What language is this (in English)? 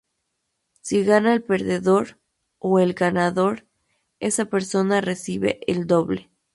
Spanish